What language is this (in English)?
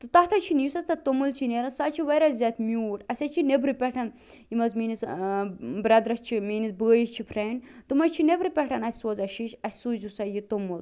Kashmiri